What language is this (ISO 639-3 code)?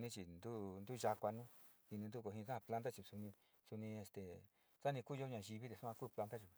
xti